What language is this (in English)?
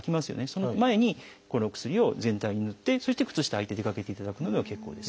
Japanese